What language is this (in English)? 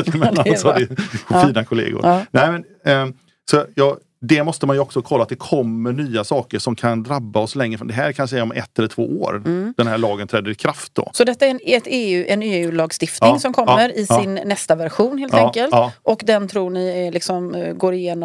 Swedish